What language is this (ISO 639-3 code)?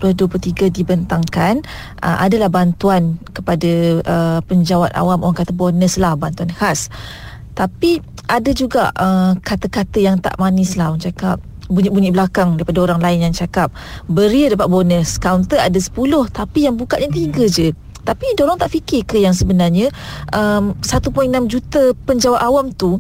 msa